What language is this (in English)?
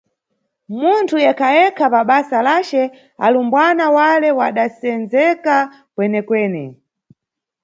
Nyungwe